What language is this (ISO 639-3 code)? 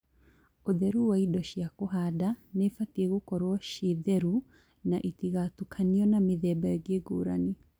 kik